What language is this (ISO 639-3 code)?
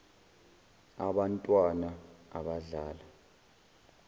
zul